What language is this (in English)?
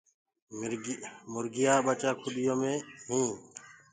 Gurgula